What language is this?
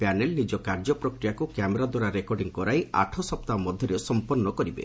Odia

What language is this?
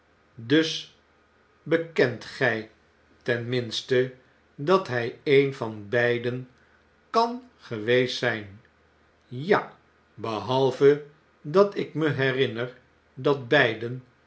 Dutch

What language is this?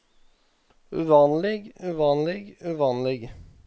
Norwegian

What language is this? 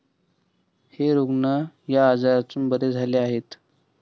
Marathi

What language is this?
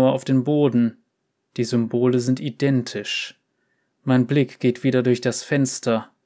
German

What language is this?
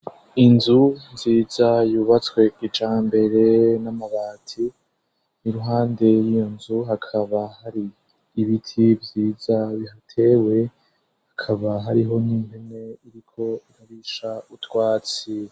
Rundi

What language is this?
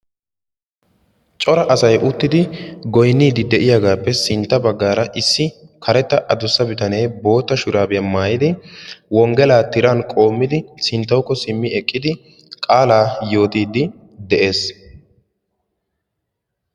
Wolaytta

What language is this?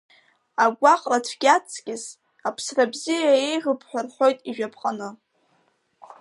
Abkhazian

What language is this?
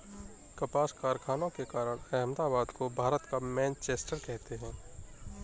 Hindi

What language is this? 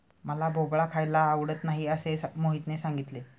Marathi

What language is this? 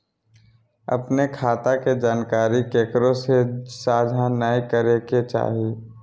Magahi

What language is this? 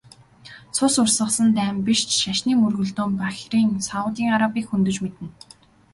Mongolian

